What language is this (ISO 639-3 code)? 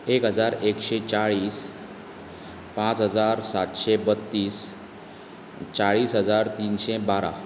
kok